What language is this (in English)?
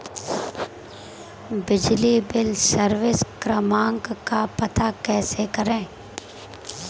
Hindi